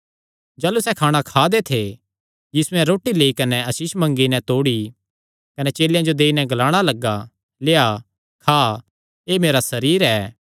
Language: Kangri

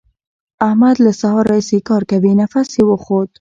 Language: Pashto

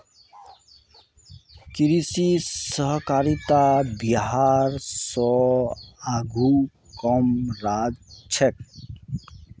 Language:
Magahi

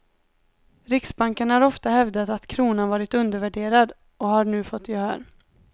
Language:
Swedish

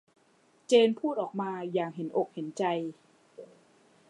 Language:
Thai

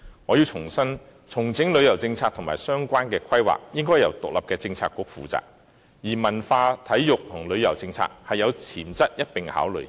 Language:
Cantonese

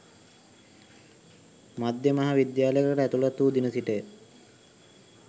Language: Sinhala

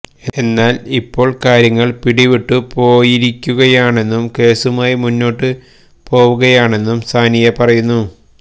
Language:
Malayalam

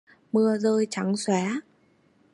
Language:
Vietnamese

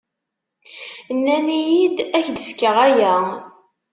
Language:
Kabyle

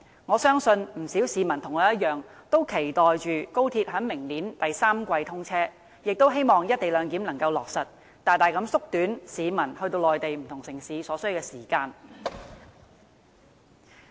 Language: Cantonese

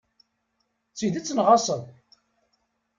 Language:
Kabyle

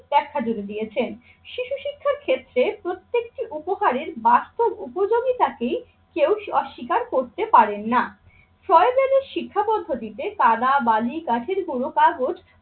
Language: Bangla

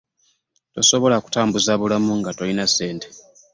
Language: Ganda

